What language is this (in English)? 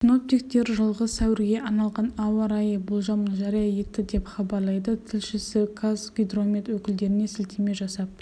Kazakh